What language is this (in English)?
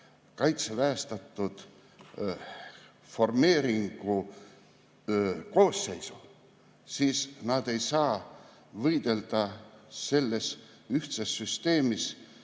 Estonian